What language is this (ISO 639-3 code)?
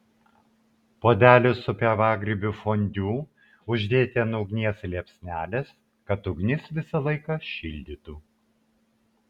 lit